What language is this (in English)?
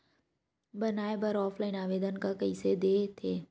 Chhattisgarhi